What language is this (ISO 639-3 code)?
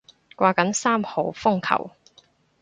yue